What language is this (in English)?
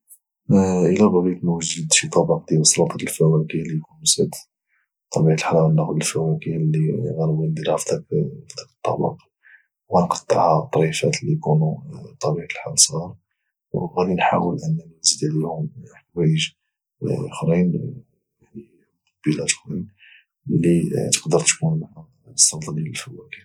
Moroccan Arabic